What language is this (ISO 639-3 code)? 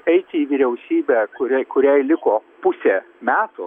lit